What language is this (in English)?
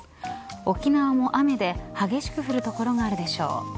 Japanese